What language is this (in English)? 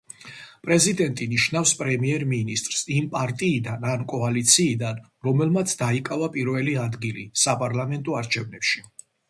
Georgian